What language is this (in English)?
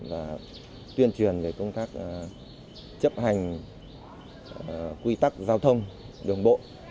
Vietnamese